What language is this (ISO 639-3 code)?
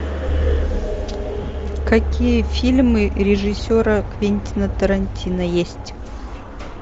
rus